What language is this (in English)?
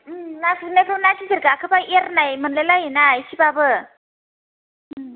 Bodo